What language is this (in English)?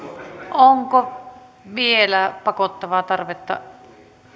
Finnish